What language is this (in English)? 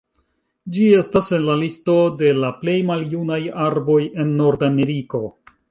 Esperanto